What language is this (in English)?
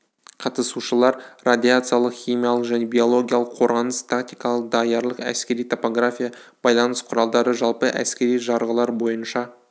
Kazakh